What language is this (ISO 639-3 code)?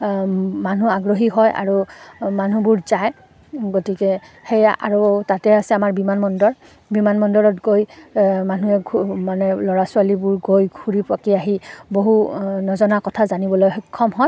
asm